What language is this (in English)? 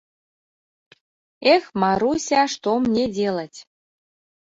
Mari